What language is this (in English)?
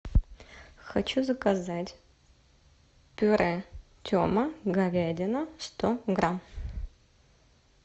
Russian